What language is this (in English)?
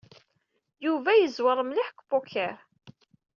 Kabyle